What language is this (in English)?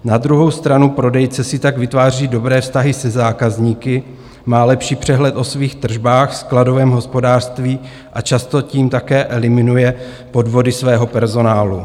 Czech